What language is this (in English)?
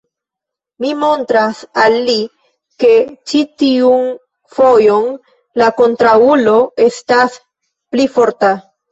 Esperanto